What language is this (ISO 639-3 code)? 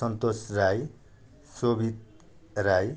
nep